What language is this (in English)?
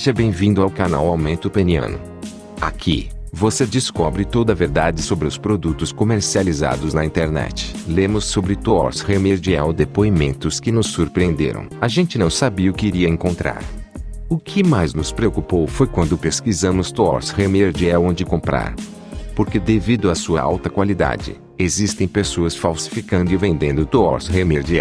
Portuguese